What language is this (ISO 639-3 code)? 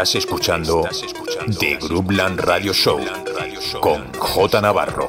spa